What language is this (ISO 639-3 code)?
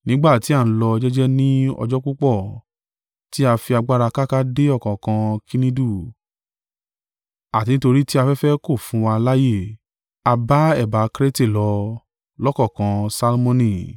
yor